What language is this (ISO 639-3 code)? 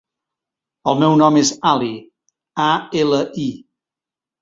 cat